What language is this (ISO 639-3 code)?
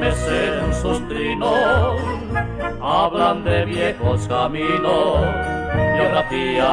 spa